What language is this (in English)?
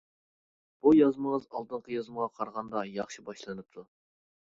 Uyghur